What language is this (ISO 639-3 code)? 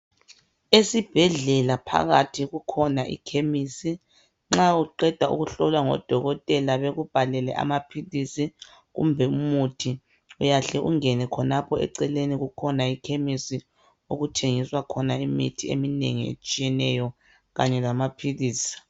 nde